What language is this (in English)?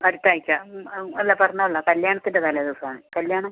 Malayalam